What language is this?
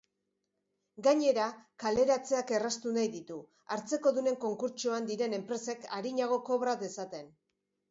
Basque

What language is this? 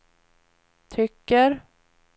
Swedish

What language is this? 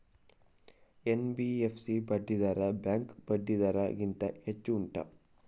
Kannada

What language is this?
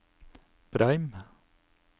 Norwegian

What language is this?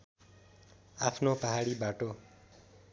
Nepali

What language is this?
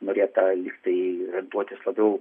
Lithuanian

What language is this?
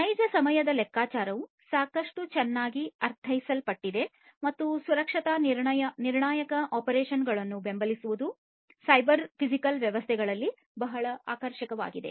Kannada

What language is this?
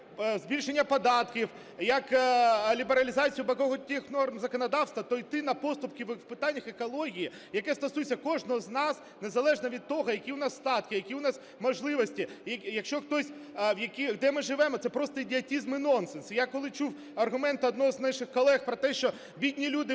Ukrainian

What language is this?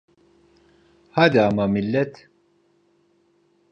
Turkish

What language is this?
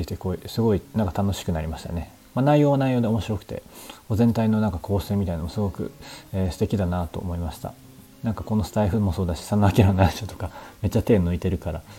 Japanese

